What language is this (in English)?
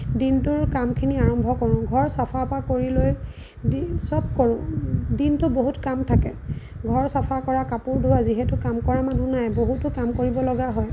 Assamese